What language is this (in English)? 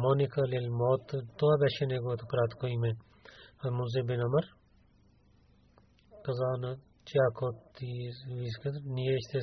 Bulgarian